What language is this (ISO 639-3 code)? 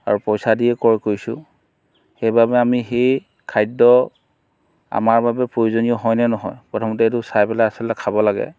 asm